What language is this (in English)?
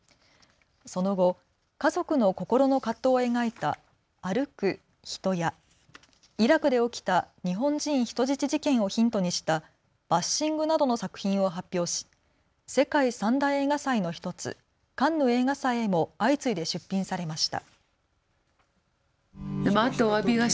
Japanese